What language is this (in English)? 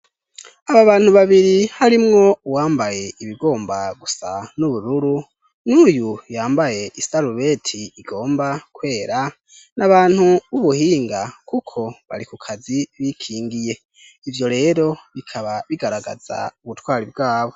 Rundi